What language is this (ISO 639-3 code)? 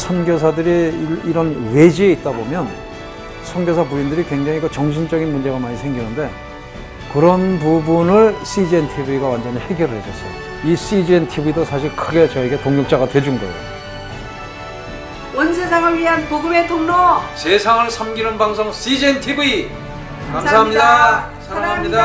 kor